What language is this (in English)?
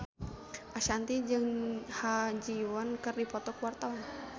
Sundanese